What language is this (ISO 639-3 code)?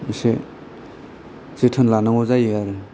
brx